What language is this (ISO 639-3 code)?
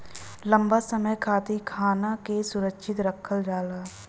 bho